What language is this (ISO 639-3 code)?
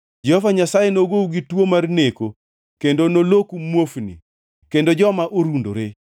luo